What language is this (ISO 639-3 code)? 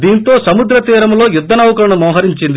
tel